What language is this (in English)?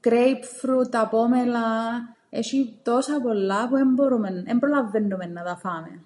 Greek